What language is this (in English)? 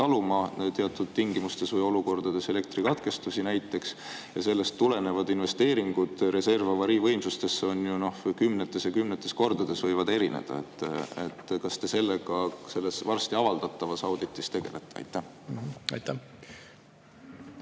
Estonian